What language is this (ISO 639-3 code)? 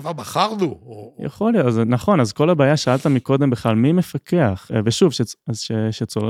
heb